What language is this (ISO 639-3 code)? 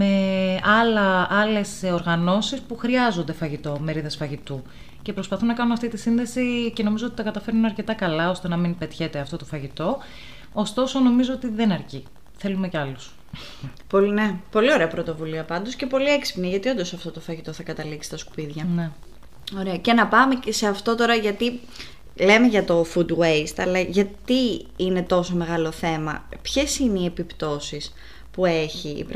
ell